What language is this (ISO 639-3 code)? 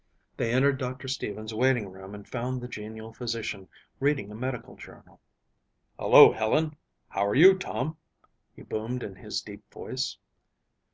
eng